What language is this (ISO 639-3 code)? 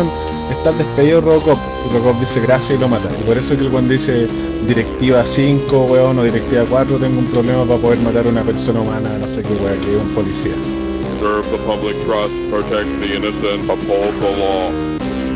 spa